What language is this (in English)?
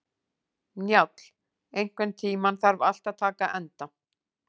Icelandic